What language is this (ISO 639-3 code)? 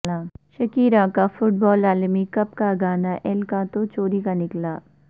urd